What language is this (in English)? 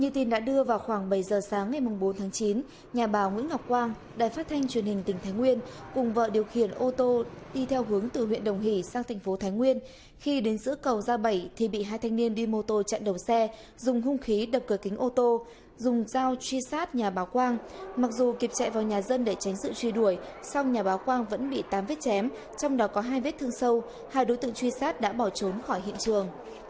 Vietnamese